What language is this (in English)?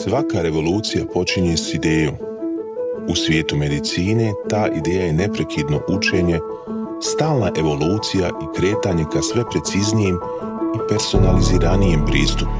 Croatian